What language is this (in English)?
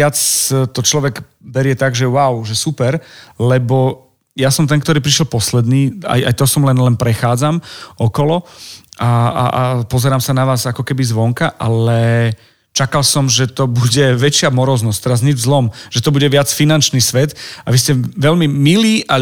Slovak